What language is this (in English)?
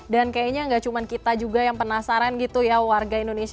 Indonesian